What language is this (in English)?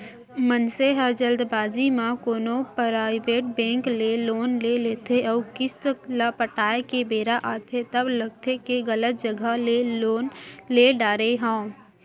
Chhattisgarhi